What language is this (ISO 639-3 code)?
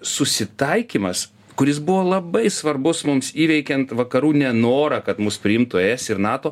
lit